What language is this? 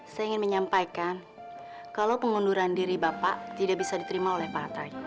Indonesian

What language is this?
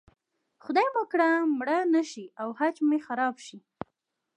Pashto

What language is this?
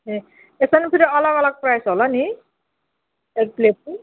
Nepali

